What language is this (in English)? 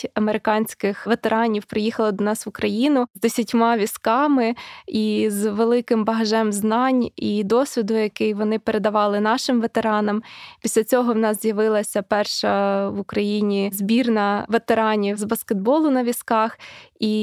Ukrainian